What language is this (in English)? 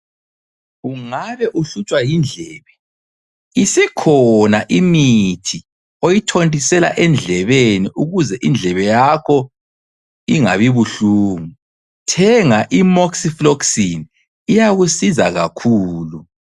North Ndebele